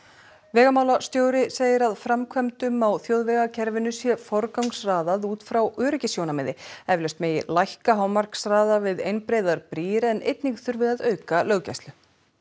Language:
Icelandic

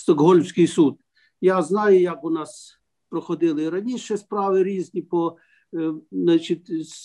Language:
Ukrainian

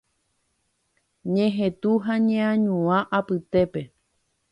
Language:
Guarani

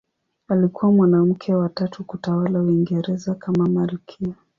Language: Swahili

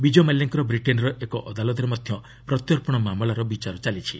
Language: Odia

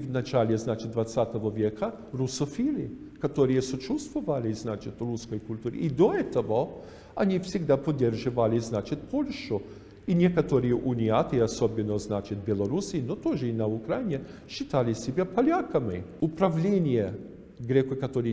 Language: Russian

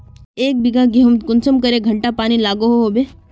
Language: Magahi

